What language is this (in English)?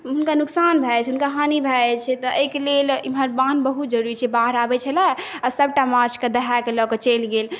Maithili